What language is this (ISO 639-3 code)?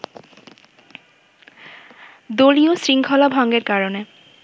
ben